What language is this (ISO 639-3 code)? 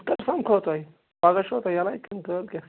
kas